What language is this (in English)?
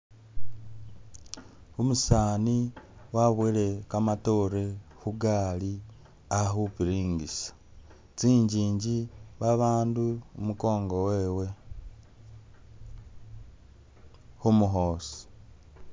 Masaaba